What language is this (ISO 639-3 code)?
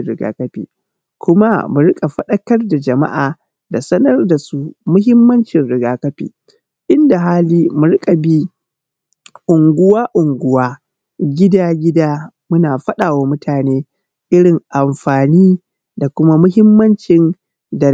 hau